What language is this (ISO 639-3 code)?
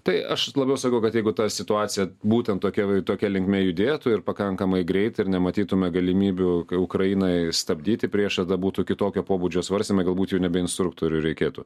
lit